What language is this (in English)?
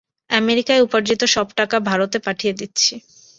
Bangla